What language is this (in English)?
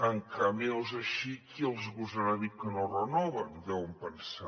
Catalan